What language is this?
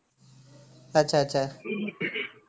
Odia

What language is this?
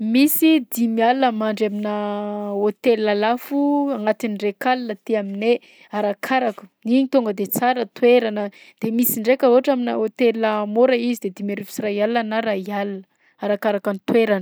Southern Betsimisaraka Malagasy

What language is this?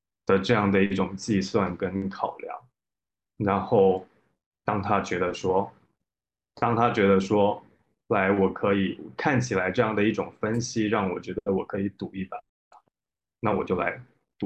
Chinese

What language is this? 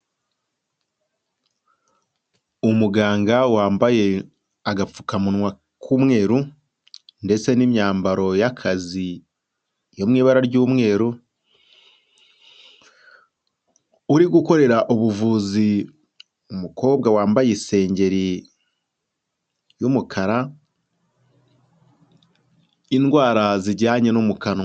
Kinyarwanda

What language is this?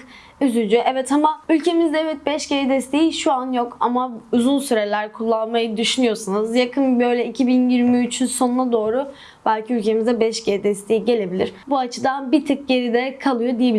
Turkish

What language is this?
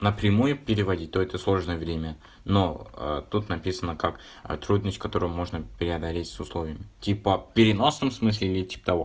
Russian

